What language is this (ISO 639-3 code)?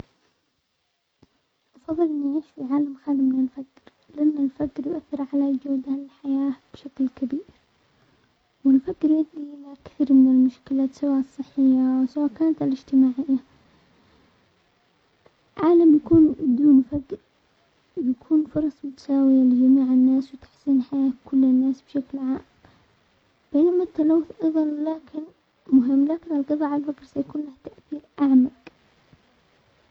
acx